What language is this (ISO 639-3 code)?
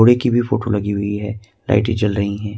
hin